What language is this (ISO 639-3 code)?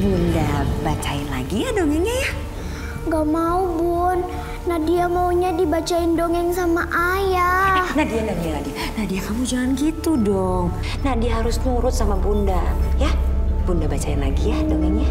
ind